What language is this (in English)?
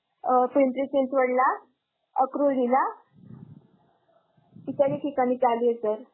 Marathi